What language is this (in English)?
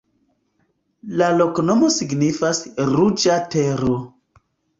Esperanto